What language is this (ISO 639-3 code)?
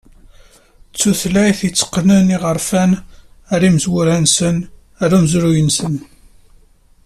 kab